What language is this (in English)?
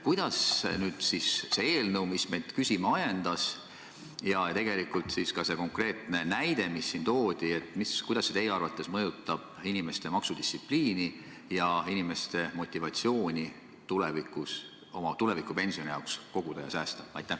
Estonian